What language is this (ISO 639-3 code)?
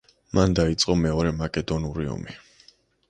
kat